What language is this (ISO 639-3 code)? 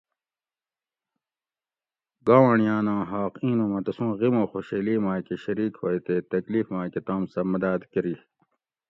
gwc